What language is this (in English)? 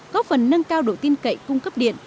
Vietnamese